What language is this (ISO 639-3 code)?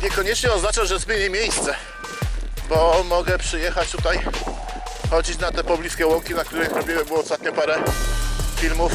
pol